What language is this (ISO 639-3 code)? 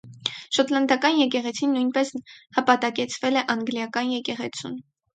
hye